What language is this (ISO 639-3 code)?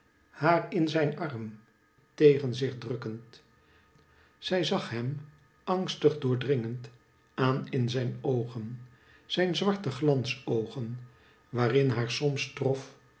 nld